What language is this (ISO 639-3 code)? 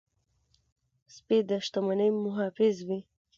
pus